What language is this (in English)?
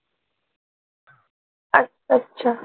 Marathi